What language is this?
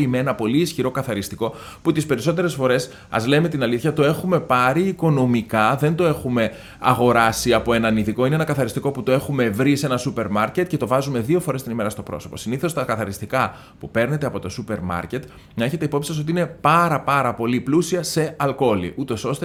Greek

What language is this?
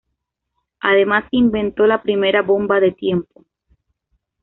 Spanish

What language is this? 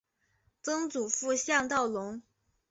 Chinese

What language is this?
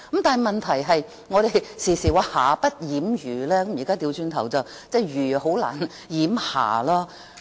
Cantonese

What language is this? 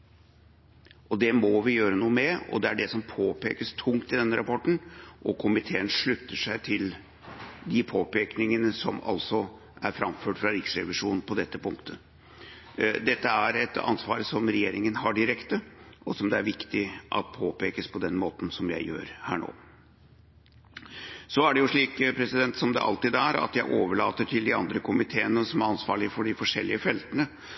Norwegian Bokmål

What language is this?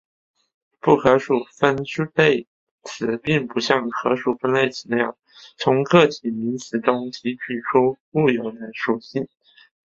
Chinese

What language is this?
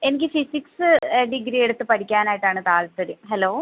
Malayalam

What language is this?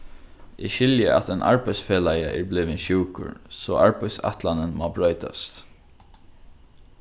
Faroese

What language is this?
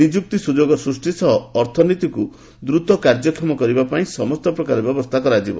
Odia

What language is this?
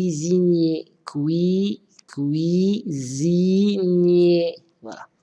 French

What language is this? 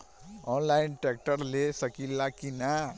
Bhojpuri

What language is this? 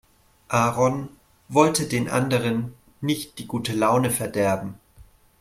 German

